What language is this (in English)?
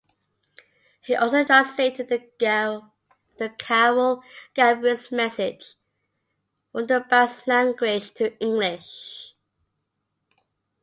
English